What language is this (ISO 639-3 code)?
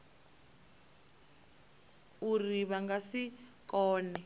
ven